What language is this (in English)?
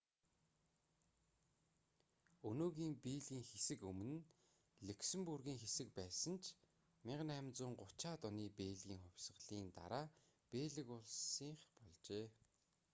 Mongolian